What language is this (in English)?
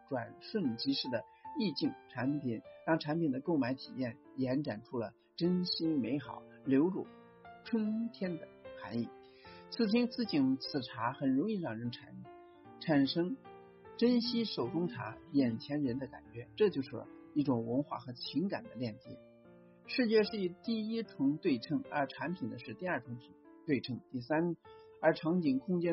Chinese